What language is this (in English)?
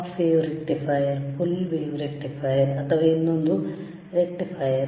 Kannada